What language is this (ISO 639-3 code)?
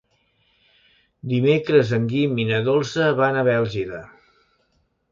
cat